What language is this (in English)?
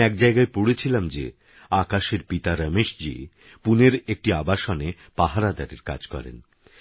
Bangla